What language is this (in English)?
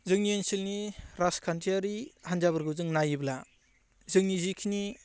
Bodo